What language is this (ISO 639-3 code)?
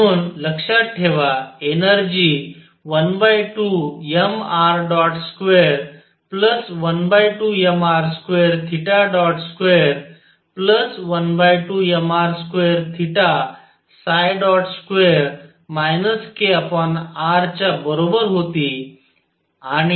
mar